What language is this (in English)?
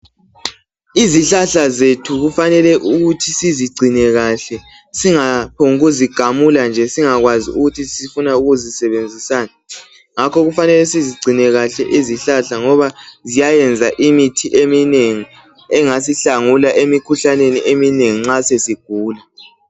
North Ndebele